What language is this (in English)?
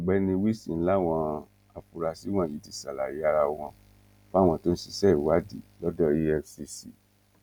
Yoruba